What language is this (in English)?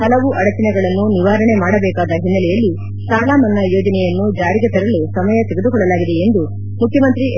Kannada